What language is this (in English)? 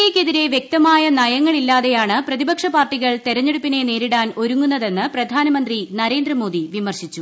Malayalam